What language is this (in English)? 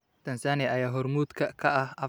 Somali